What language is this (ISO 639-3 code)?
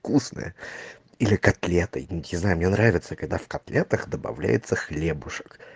rus